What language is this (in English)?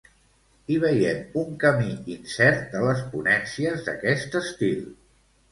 Catalan